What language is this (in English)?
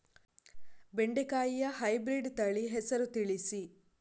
Kannada